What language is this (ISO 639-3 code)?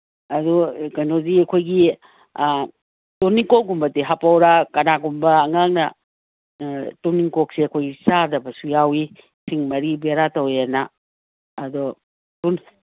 mni